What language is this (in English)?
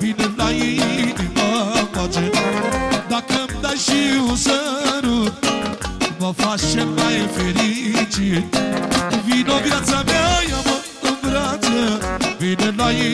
Romanian